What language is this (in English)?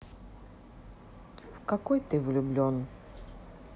Russian